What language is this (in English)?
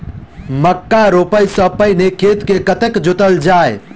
Maithili